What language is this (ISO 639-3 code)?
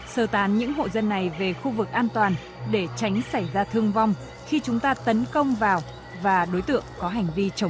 vie